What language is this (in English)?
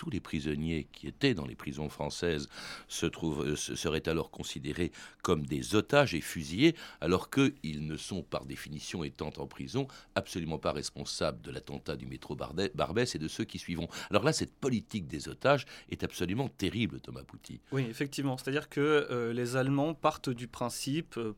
French